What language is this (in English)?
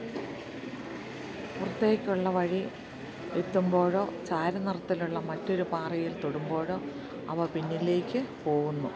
Malayalam